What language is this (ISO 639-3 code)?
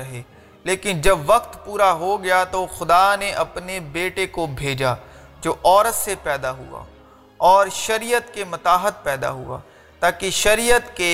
urd